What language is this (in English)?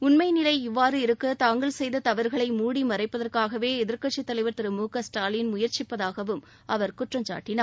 Tamil